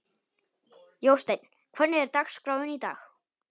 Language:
Icelandic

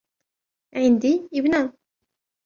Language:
Arabic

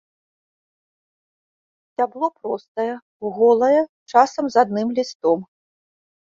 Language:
Belarusian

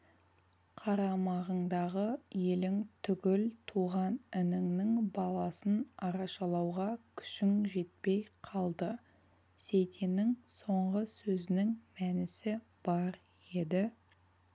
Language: Kazakh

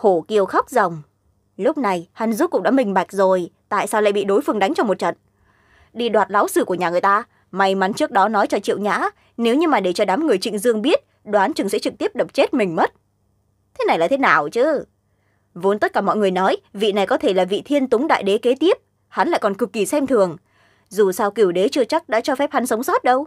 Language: Vietnamese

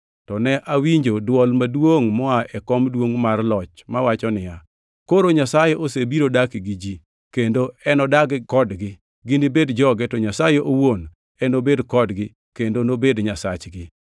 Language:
Luo (Kenya and Tanzania)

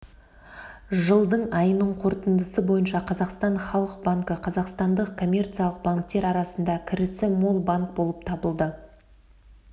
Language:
Kazakh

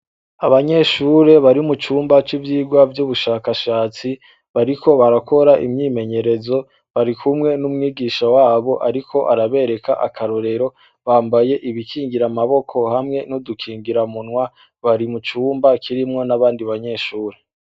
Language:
Rundi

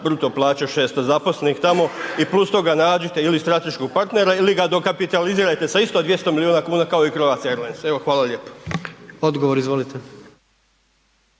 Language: Croatian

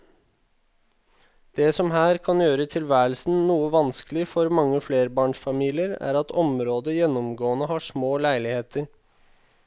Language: Norwegian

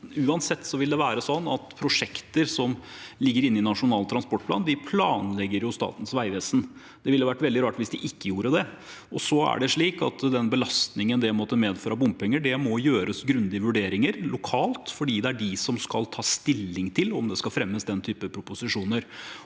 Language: Norwegian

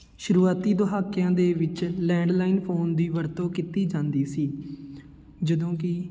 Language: Punjabi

